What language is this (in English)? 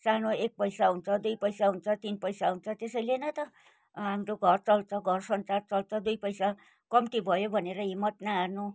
Nepali